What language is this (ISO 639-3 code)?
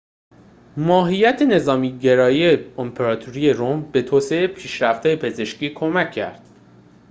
fas